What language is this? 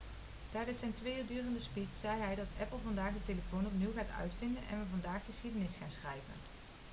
Dutch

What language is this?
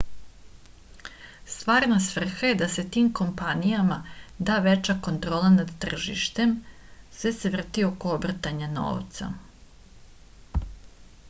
Serbian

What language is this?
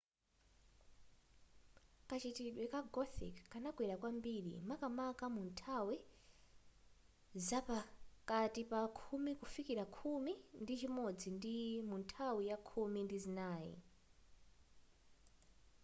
Nyanja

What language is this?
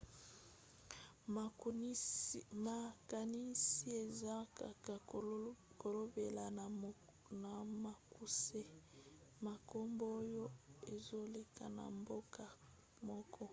Lingala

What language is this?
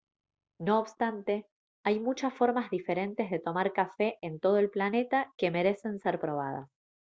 Spanish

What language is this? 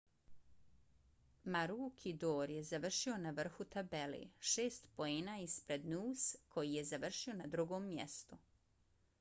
Bosnian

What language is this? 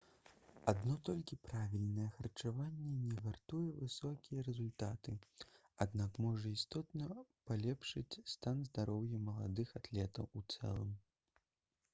Belarusian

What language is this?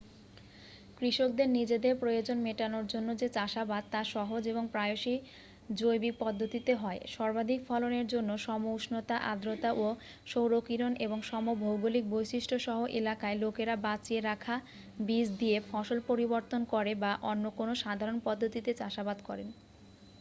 Bangla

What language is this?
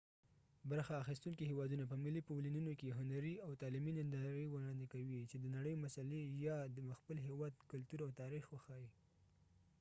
Pashto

